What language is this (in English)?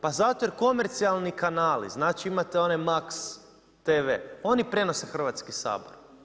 Croatian